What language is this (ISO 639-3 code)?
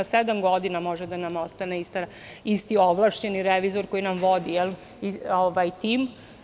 srp